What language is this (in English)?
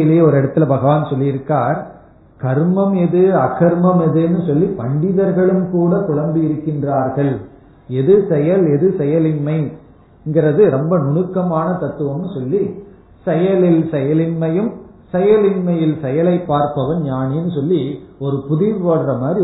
Tamil